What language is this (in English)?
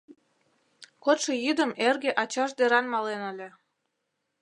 Mari